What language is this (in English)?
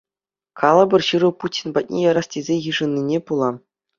Chuvash